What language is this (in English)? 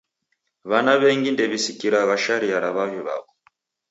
Taita